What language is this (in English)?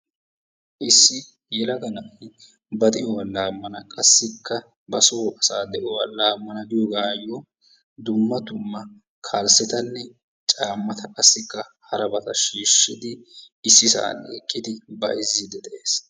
Wolaytta